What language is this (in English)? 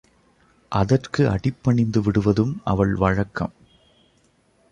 Tamil